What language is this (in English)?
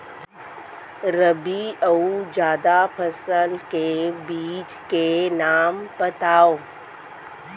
Chhattisgarhi